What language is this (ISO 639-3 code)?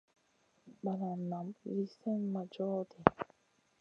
mcn